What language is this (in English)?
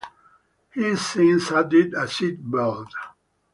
English